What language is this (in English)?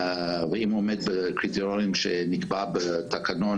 Hebrew